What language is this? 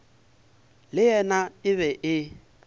Northern Sotho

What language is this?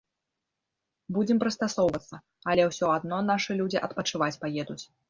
Belarusian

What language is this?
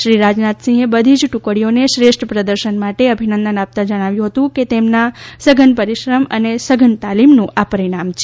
Gujarati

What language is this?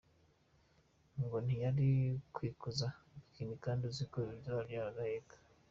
Kinyarwanda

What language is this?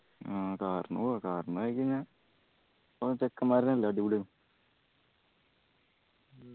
Malayalam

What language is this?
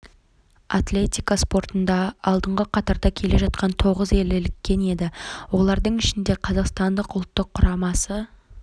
Kazakh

